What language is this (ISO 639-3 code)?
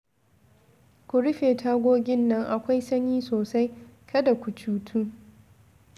hau